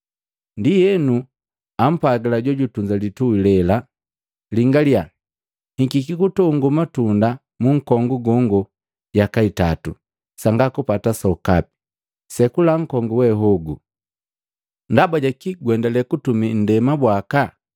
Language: Matengo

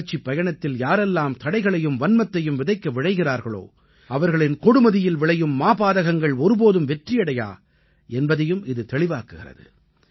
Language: Tamil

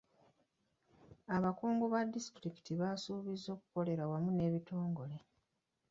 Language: Ganda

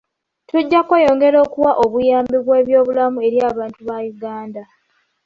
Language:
Ganda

